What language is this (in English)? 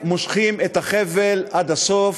Hebrew